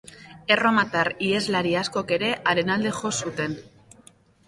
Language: Basque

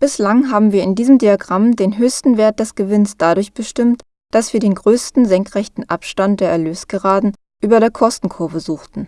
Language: German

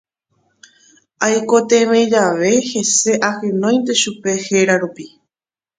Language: Guarani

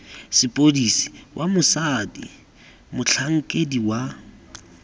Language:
Tswana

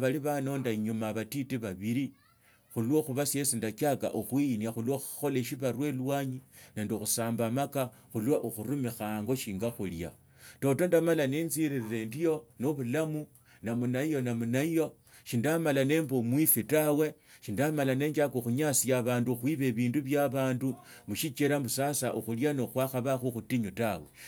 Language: Tsotso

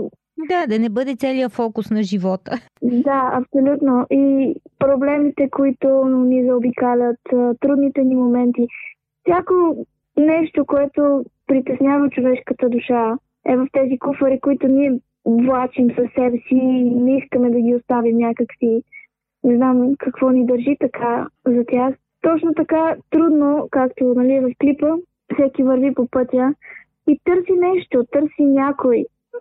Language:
Bulgarian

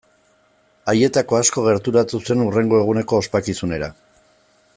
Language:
Basque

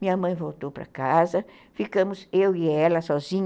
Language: Portuguese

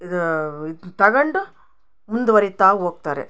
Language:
Kannada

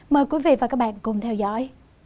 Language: Vietnamese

